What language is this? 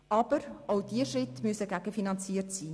Swiss German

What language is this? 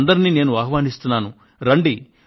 Telugu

